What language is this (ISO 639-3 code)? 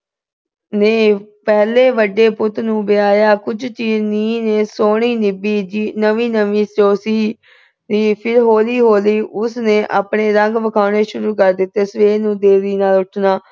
pan